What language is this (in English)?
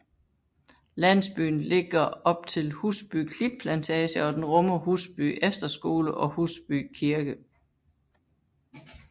Danish